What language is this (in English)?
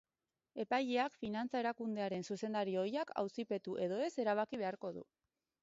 Basque